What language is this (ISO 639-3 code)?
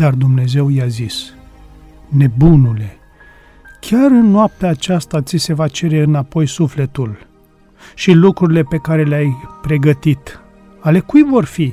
ron